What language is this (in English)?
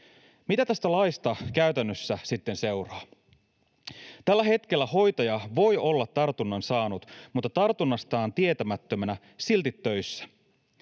Finnish